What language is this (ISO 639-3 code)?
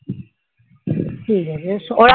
ben